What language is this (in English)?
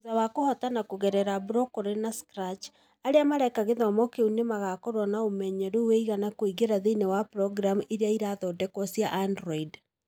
Kikuyu